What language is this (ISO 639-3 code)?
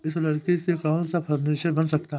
hin